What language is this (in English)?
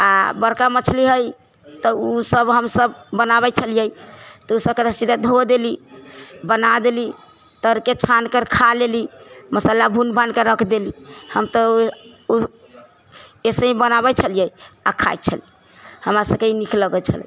Maithili